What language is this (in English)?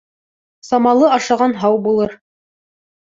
Bashkir